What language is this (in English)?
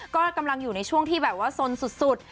Thai